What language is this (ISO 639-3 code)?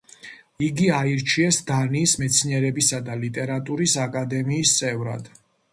kat